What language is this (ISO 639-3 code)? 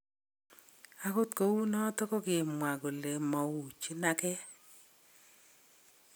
kln